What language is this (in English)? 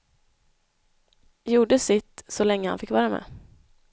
Swedish